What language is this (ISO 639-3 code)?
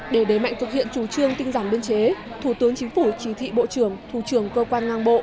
vie